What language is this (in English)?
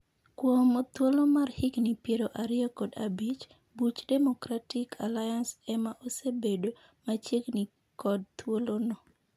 Luo (Kenya and Tanzania)